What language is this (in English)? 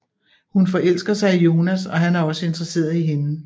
Danish